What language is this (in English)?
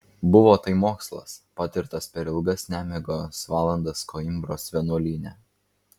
Lithuanian